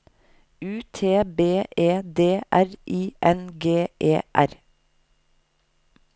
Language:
Norwegian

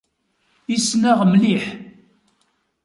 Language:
Kabyle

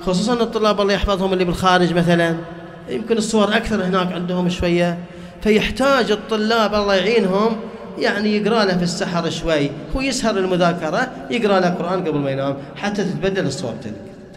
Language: Arabic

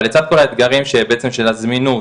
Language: Hebrew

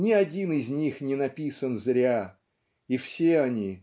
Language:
Russian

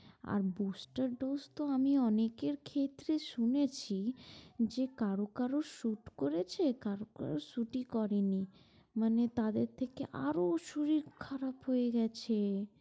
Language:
Bangla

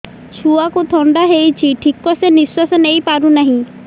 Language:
Odia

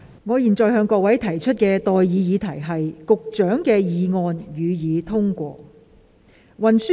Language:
Cantonese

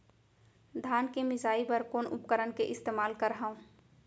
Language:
Chhattisgarhi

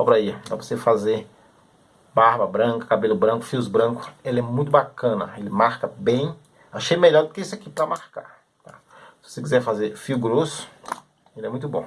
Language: Portuguese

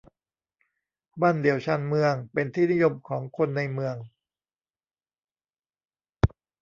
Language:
Thai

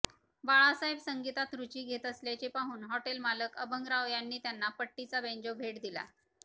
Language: Marathi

